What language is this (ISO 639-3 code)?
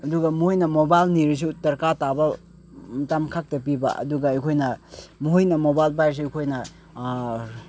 mni